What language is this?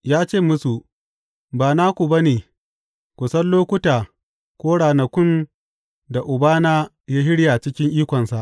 Hausa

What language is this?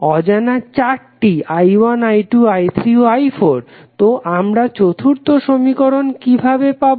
Bangla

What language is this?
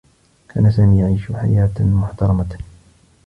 Arabic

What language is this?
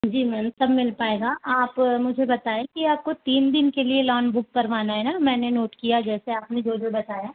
Hindi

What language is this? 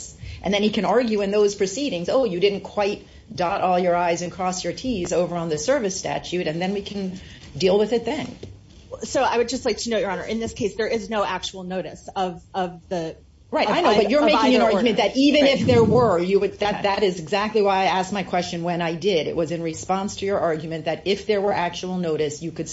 English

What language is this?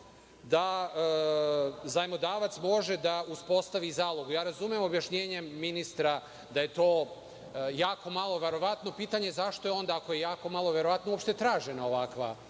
Serbian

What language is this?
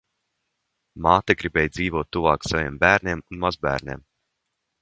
Latvian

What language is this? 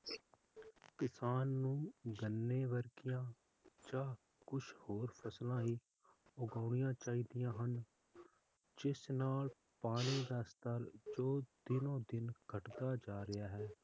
Punjabi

